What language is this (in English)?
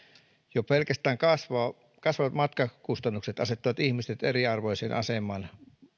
Finnish